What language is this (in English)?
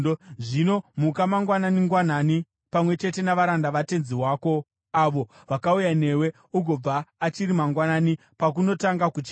Shona